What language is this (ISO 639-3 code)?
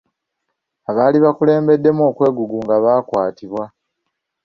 lug